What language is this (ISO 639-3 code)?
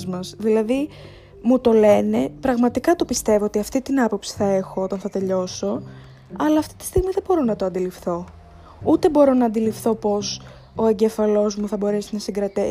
ell